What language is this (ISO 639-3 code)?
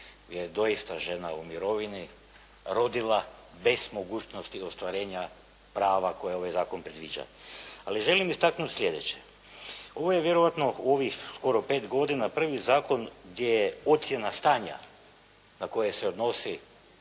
hrv